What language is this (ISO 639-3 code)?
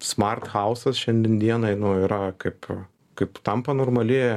lit